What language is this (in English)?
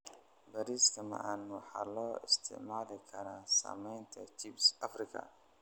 Somali